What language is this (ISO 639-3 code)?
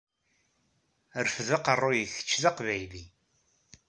kab